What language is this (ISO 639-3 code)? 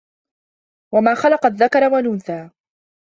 ara